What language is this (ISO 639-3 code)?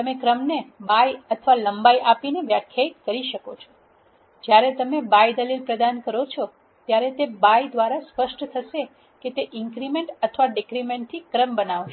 guj